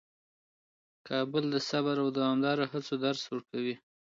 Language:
Pashto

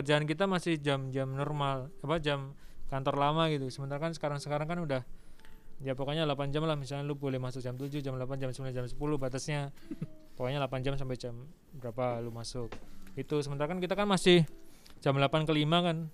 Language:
Indonesian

